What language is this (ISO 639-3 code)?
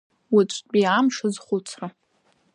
abk